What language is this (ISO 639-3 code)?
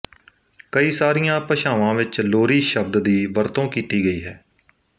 pan